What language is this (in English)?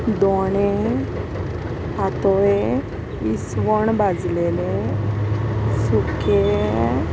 Konkani